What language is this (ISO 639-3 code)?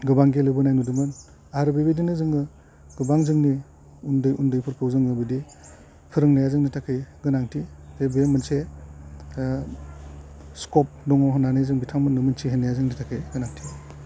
brx